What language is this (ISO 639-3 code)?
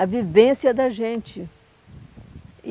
por